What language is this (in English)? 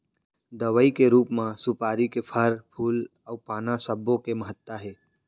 Chhattisgarhi